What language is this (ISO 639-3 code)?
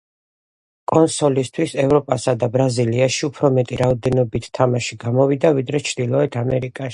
kat